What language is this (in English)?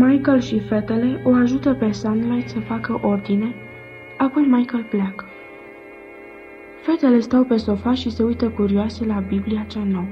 Romanian